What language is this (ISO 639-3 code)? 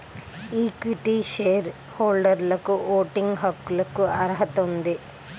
tel